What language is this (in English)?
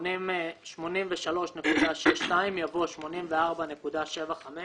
Hebrew